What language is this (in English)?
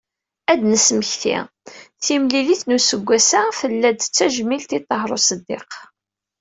Kabyle